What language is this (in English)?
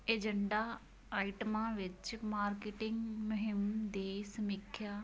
Punjabi